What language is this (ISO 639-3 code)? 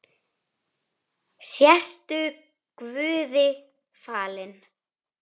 isl